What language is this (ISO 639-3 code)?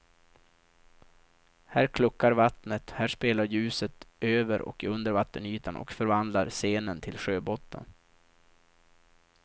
swe